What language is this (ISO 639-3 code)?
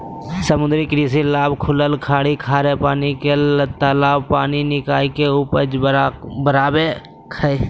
mag